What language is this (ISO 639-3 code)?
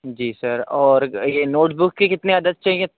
urd